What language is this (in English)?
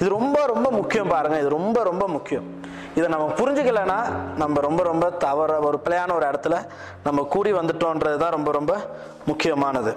Tamil